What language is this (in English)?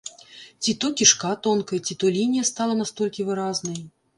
Belarusian